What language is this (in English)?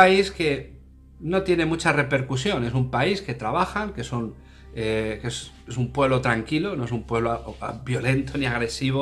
Spanish